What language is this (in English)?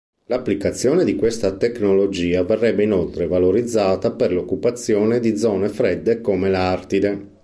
Italian